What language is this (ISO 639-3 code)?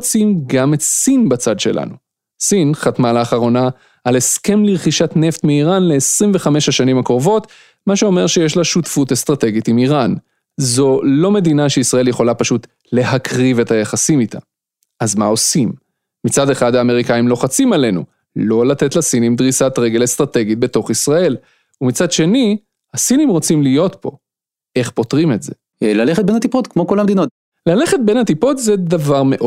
heb